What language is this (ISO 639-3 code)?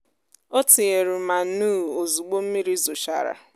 ibo